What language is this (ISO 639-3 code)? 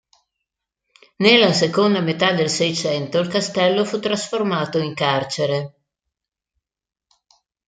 ita